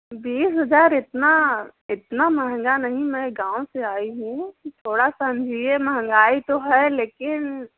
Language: Hindi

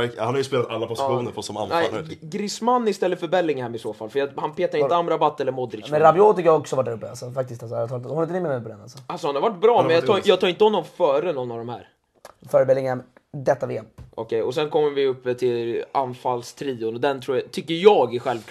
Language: Swedish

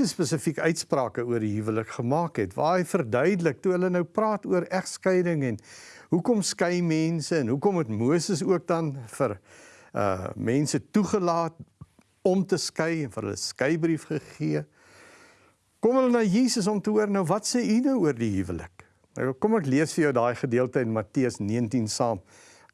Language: Dutch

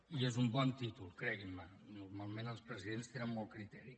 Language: Catalan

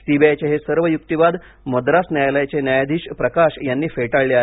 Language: Marathi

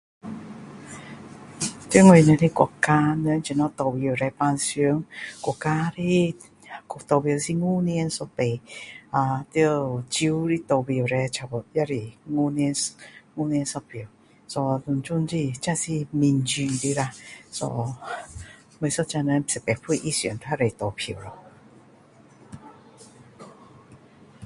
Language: Min Dong Chinese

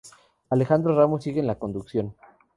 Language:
Spanish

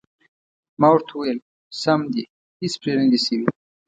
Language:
Pashto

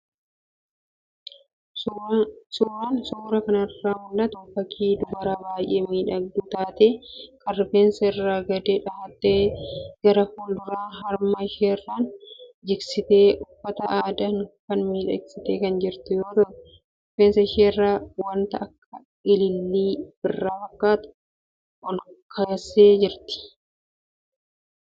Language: Oromo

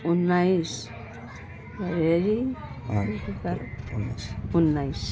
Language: Nepali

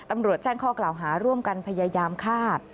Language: Thai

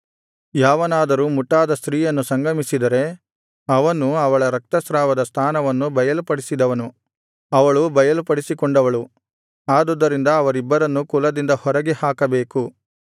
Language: Kannada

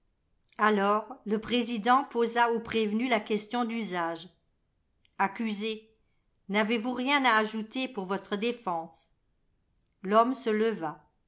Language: French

